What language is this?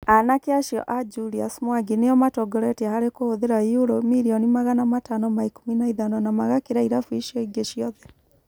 Kikuyu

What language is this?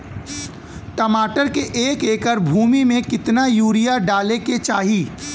Bhojpuri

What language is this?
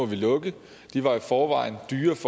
Danish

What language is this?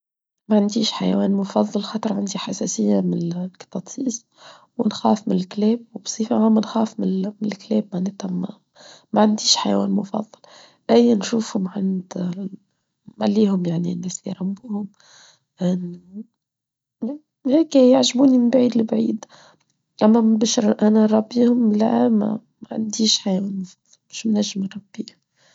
Tunisian Arabic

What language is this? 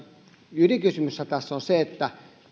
Finnish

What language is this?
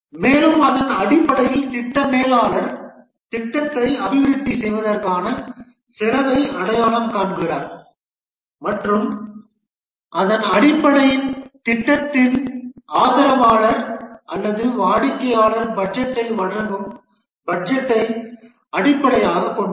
Tamil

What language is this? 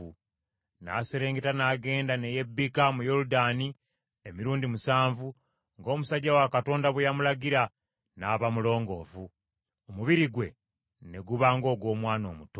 Ganda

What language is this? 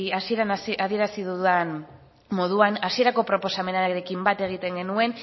Basque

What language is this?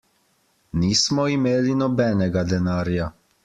Slovenian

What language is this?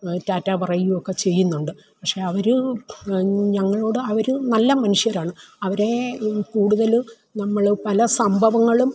Malayalam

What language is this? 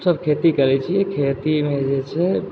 Maithili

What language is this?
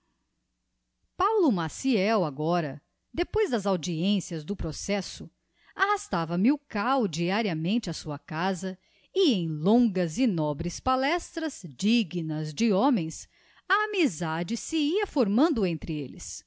Portuguese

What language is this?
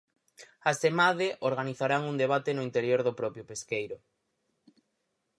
Galician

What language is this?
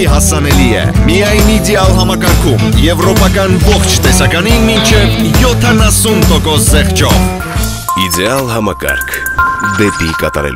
Romanian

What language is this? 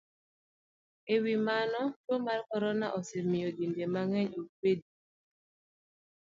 Luo (Kenya and Tanzania)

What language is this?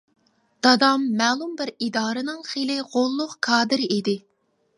Uyghur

